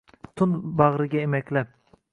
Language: Uzbek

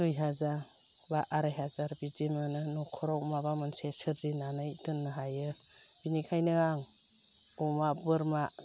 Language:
Bodo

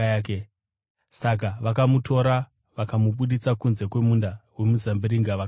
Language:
Shona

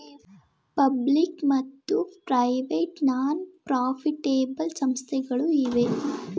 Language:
Kannada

